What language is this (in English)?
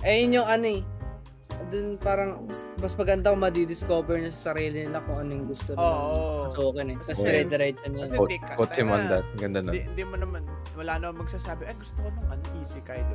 Filipino